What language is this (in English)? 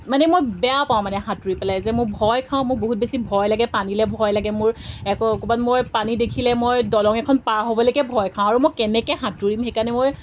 Assamese